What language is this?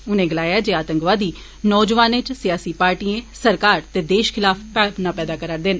Dogri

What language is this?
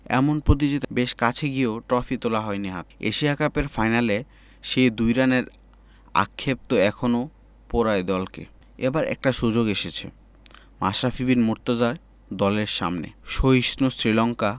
Bangla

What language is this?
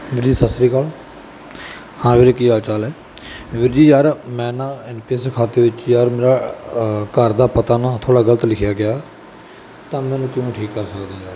Punjabi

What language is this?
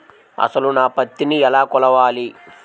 Telugu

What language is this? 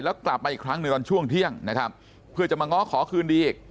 Thai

